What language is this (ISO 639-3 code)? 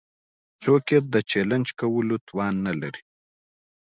pus